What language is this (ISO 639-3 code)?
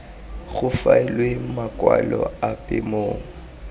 tsn